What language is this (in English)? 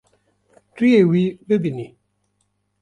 Kurdish